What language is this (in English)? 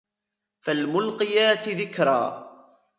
Arabic